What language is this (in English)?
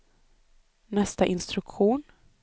Swedish